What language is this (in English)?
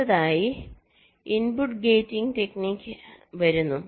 Malayalam